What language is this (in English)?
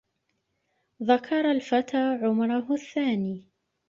Arabic